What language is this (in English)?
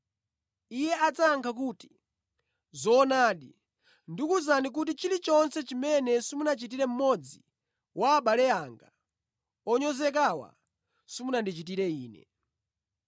Nyanja